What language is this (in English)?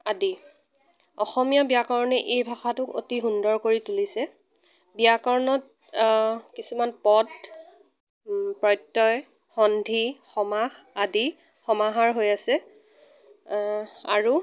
Assamese